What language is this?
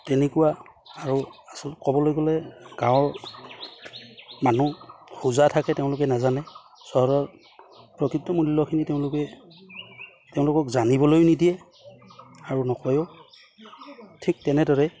Assamese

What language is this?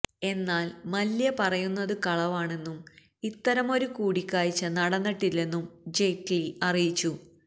Malayalam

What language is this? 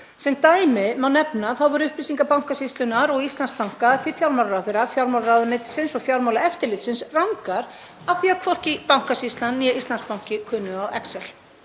Icelandic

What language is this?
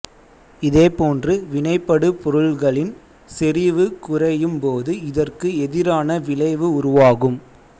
Tamil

